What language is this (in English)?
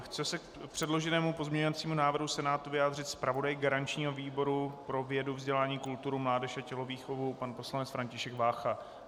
Czech